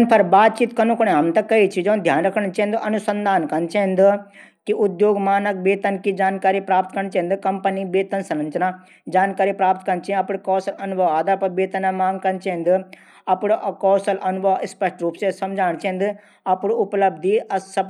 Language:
Garhwali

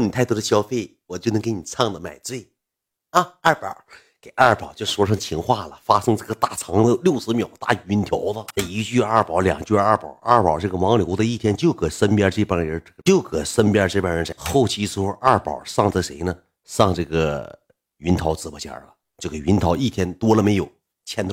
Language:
Chinese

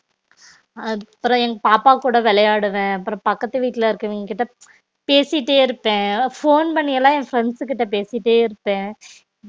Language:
Tamil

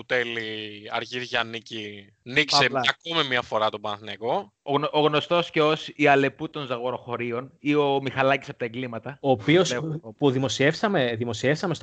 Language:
Greek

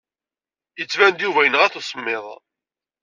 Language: Kabyle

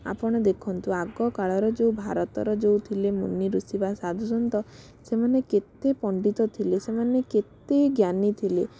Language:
Odia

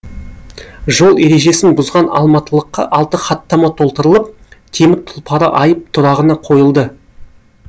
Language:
Kazakh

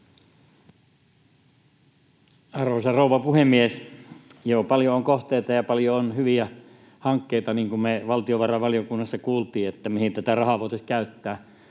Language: Finnish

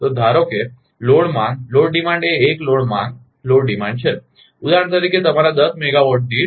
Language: Gujarati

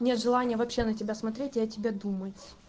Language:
Russian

